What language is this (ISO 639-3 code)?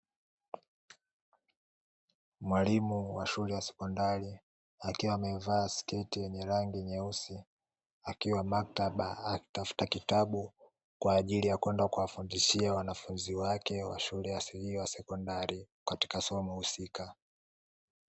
swa